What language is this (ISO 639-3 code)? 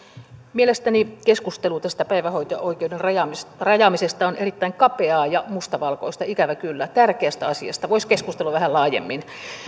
fin